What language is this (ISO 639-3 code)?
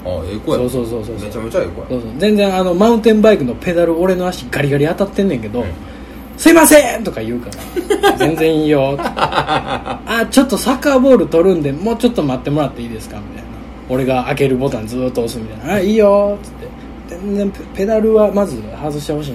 jpn